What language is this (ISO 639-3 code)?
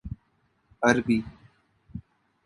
urd